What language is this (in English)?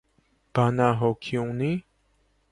Armenian